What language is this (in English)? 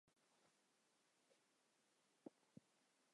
Chinese